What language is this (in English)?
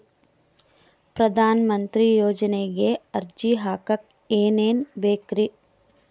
Kannada